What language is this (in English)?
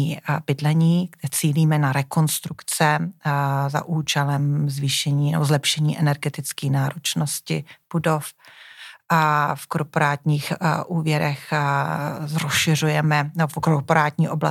Czech